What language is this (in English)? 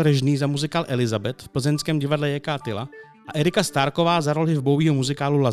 Czech